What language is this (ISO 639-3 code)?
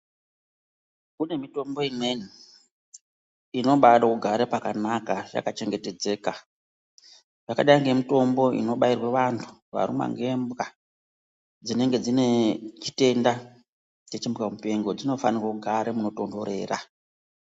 ndc